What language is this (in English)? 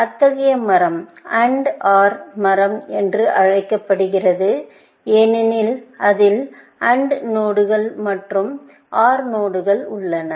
Tamil